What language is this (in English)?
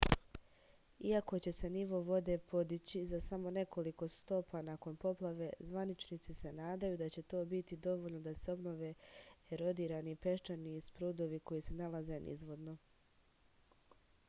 Serbian